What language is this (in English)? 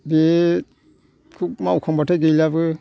Bodo